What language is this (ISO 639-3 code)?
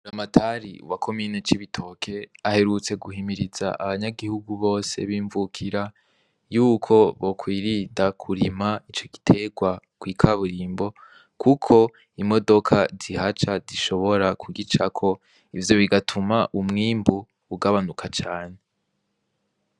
run